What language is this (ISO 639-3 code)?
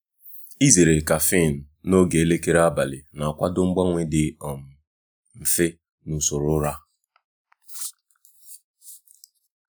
ibo